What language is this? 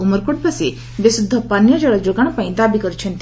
Odia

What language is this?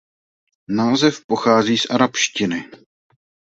Czech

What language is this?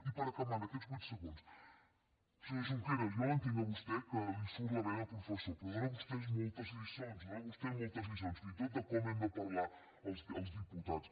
Catalan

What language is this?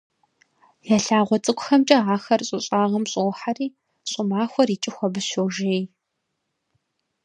Kabardian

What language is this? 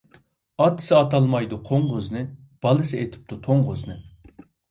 Uyghur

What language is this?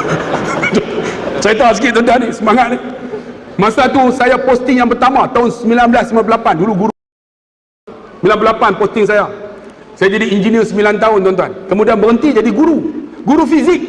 Malay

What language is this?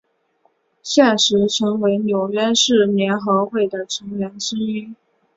Chinese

